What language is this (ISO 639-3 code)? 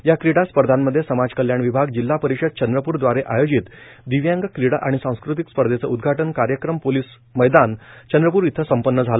mar